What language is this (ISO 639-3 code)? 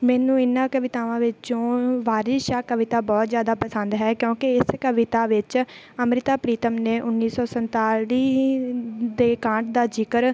pan